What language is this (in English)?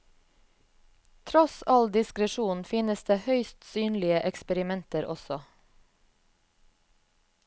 Norwegian